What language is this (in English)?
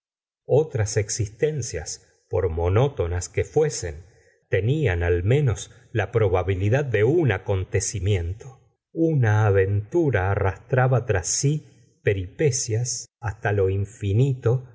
Spanish